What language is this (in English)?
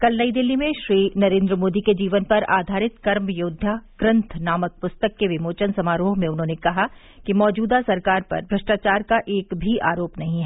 Hindi